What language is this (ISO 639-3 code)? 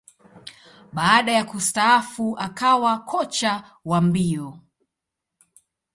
swa